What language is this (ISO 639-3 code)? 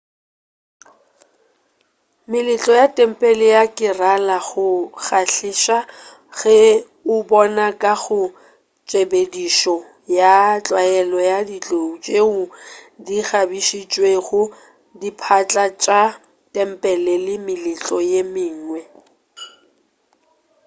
nso